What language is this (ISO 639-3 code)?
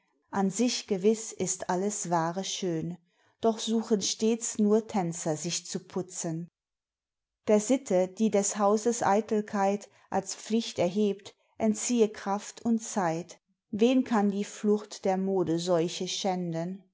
deu